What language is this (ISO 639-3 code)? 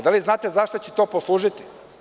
srp